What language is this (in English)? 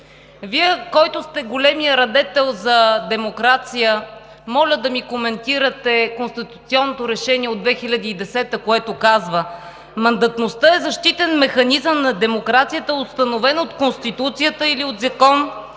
Bulgarian